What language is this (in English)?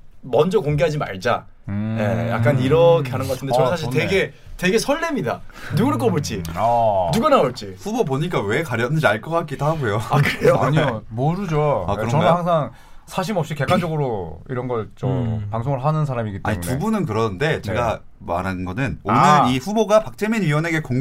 Korean